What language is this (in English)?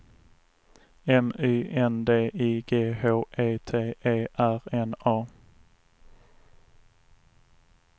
Swedish